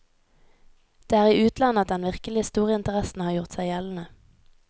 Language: Norwegian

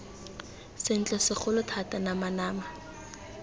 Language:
Tswana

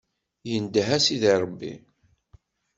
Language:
Kabyle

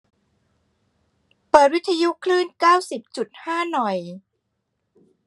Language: Thai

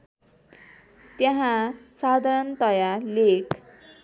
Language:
Nepali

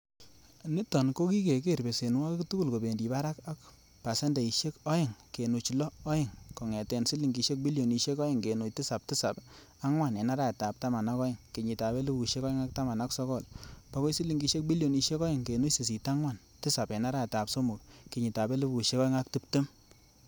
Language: Kalenjin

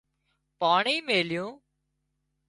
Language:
Wadiyara Koli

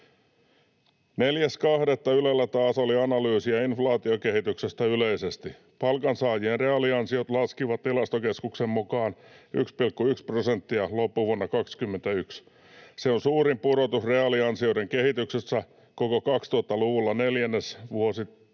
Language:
Finnish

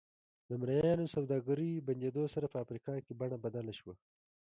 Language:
Pashto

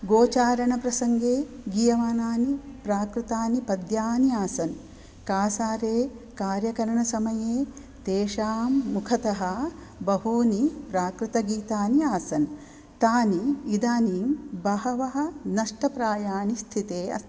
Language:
Sanskrit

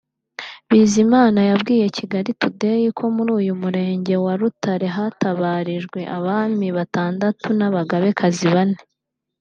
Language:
Kinyarwanda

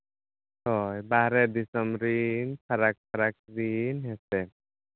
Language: Santali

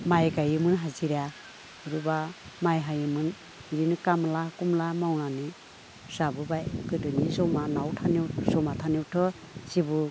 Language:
Bodo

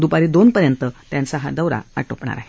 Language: Marathi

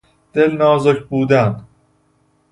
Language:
Persian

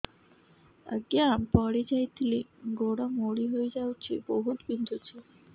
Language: Odia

